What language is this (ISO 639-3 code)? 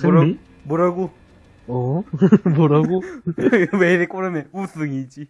kor